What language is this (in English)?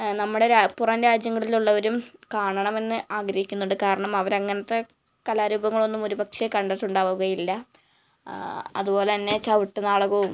Malayalam